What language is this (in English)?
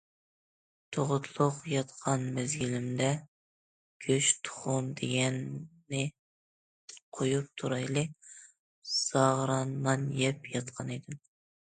Uyghur